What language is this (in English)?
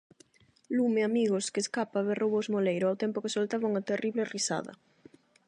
Galician